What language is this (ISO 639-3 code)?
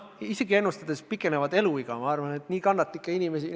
est